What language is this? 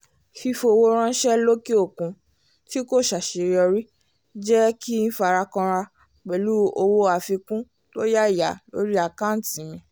Yoruba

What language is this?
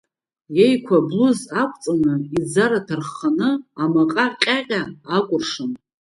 Abkhazian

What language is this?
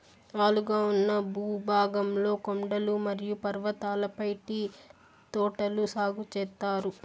Telugu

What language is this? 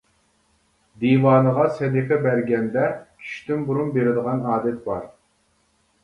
Uyghur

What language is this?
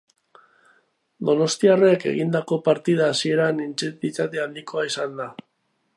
Basque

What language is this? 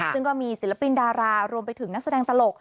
Thai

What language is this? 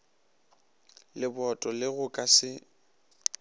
Northern Sotho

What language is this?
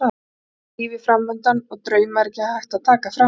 Icelandic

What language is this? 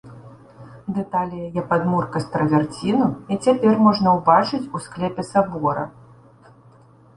Belarusian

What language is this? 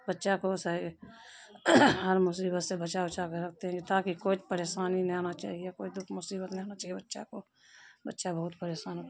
Urdu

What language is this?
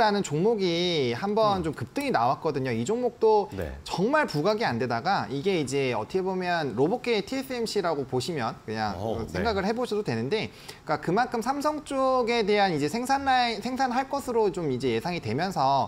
Korean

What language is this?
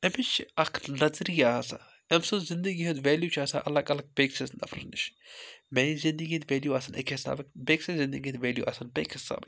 Kashmiri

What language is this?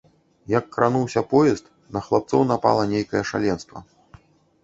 Belarusian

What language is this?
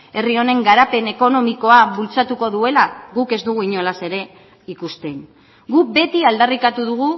Basque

